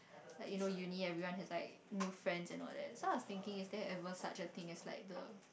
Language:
English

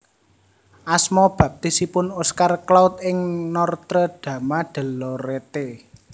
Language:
Javanese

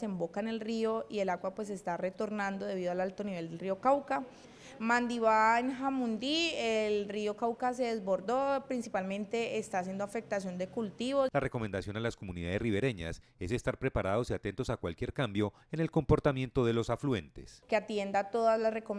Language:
Spanish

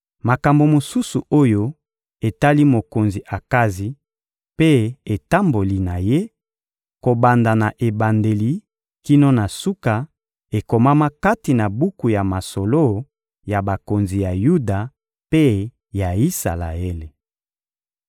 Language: Lingala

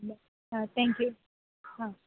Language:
Konkani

